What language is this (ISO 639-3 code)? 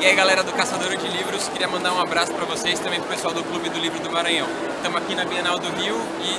por